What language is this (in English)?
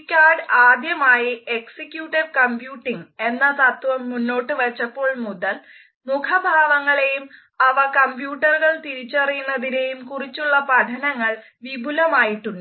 Malayalam